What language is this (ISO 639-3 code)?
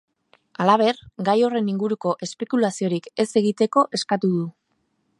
eus